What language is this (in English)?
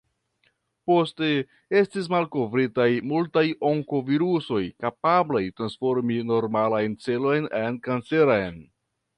Esperanto